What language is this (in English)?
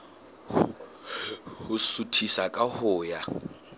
Southern Sotho